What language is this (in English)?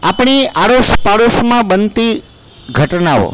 Gujarati